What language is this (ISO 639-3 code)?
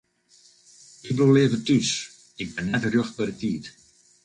fry